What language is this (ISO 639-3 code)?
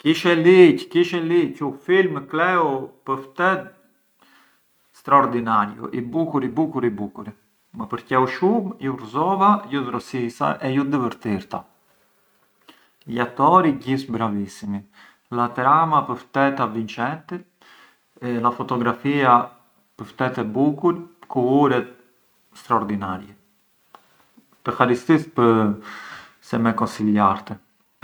aae